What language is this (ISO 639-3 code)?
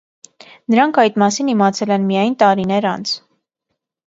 hye